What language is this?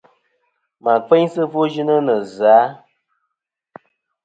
Kom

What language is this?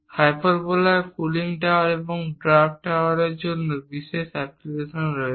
Bangla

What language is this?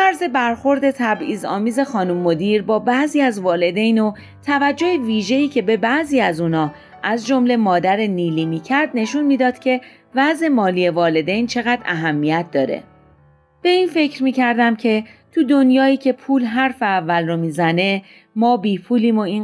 Persian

